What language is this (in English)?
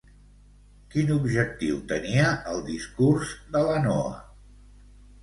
Catalan